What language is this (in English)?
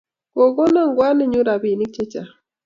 Kalenjin